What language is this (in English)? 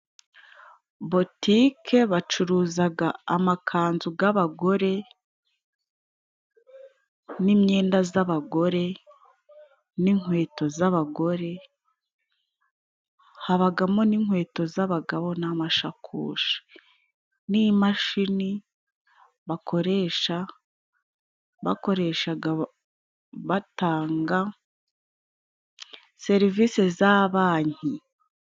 Kinyarwanda